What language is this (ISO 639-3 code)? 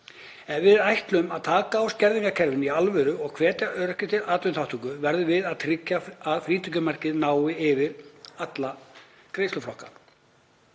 isl